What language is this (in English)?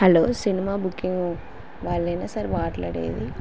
Telugu